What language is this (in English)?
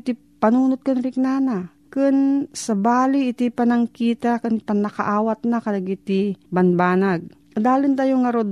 Filipino